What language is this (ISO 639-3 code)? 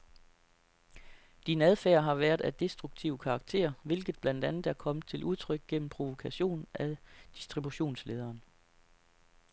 dan